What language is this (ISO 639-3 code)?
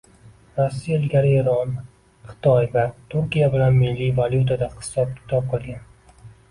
uzb